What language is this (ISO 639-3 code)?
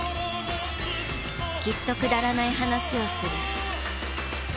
jpn